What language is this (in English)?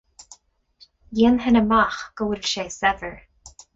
Irish